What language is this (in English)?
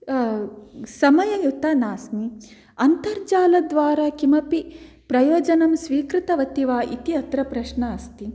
Sanskrit